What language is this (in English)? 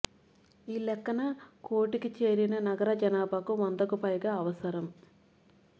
Telugu